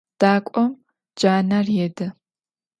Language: Adyghe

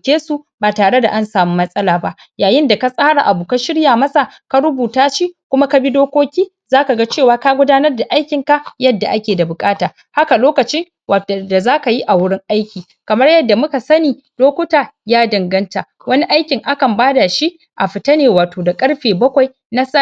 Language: Hausa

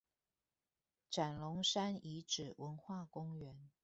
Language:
Chinese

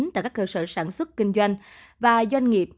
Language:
Vietnamese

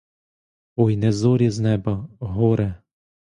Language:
Ukrainian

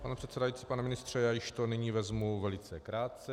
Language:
Czech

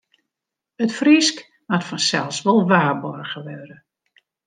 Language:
Western Frisian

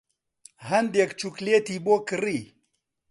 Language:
Central Kurdish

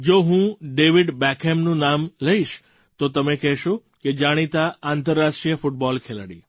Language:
Gujarati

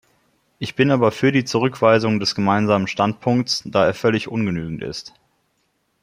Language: German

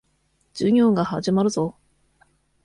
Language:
Japanese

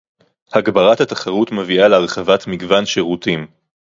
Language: Hebrew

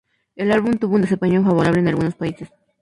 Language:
Spanish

